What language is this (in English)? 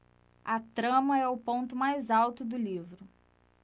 Portuguese